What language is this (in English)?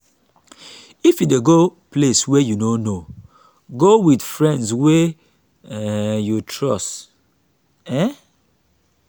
Nigerian Pidgin